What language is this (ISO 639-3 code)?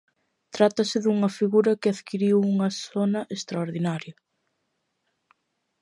glg